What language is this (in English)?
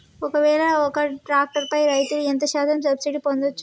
Telugu